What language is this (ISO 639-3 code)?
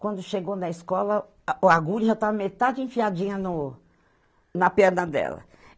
por